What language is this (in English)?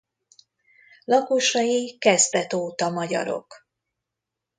Hungarian